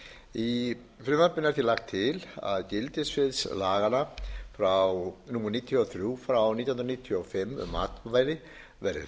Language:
Icelandic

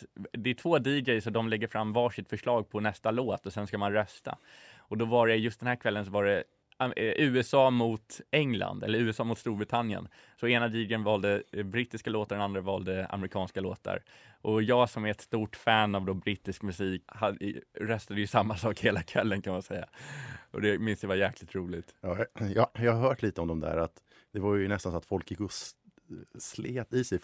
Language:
Swedish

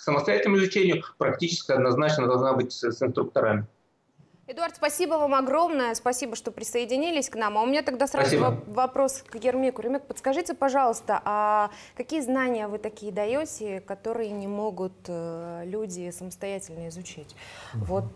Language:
Russian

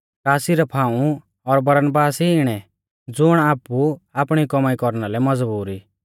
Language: Mahasu Pahari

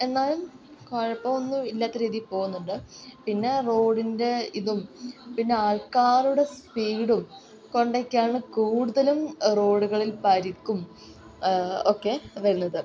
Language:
Malayalam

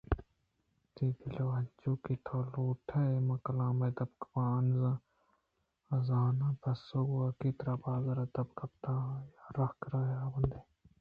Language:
Eastern Balochi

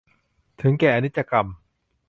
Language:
Thai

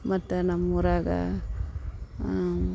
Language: Kannada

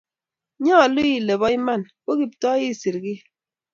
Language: Kalenjin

